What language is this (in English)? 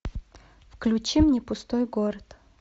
Russian